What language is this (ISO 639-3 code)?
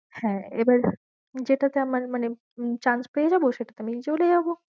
ben